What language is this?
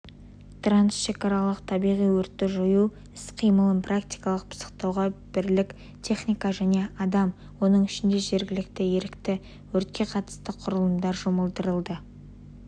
Kazakh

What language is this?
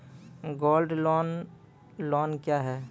Maithili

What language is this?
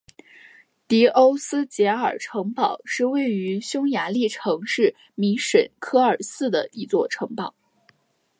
Chinese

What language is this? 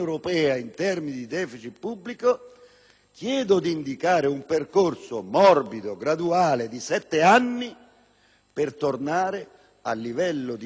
Italian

